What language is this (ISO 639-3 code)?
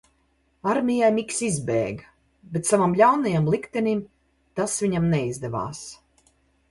lav